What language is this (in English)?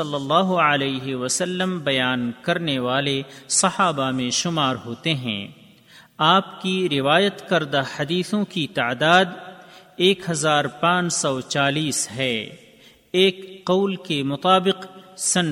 Urdu